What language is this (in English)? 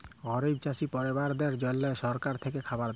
Bangla